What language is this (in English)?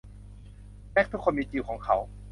Thai